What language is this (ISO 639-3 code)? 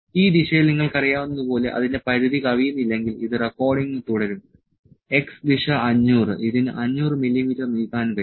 mal